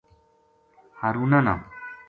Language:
Gujari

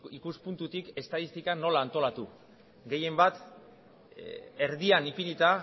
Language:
Basque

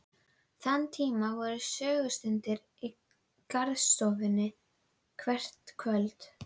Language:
Icelandic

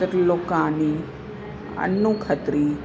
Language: Sindhi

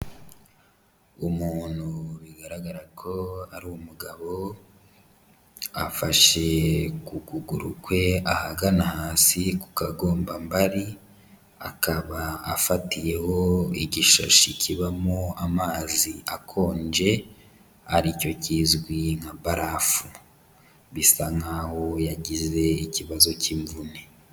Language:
Kinyarwanda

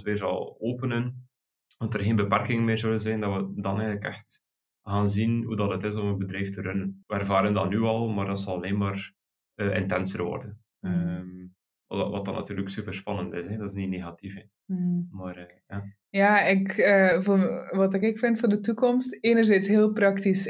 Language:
Dutch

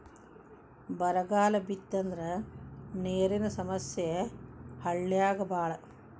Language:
Kannada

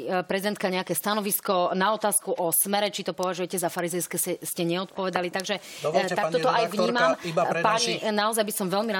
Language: Slovak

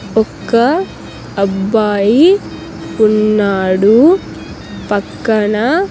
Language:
Telugu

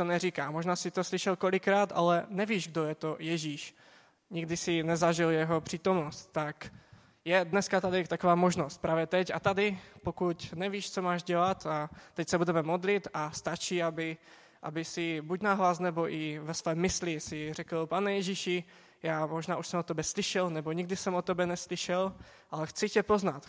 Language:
Czech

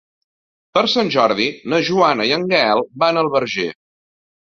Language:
Catalan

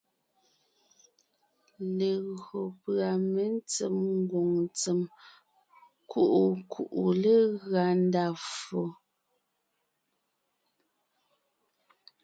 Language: Ngiemboon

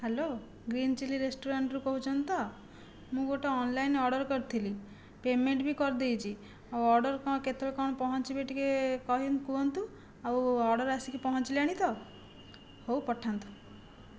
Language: Odia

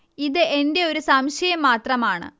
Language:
Malayalam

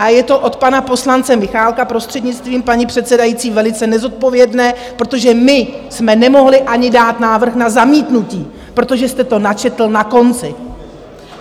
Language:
Czech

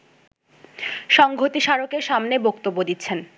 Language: Bangla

